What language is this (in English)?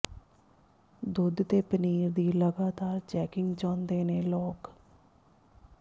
Punjabi